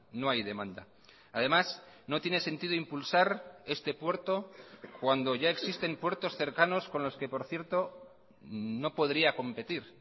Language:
Spanish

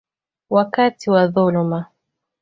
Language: Swahili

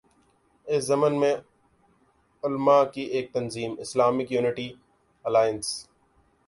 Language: Urdu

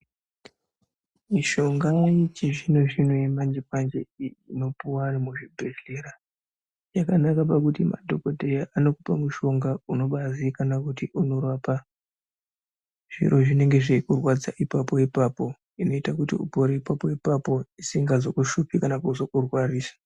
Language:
Ndau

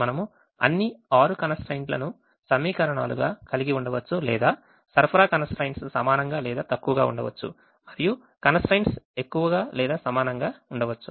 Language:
Telugu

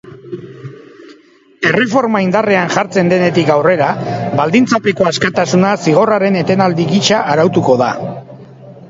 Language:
Basque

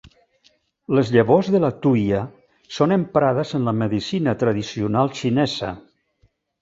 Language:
Catalan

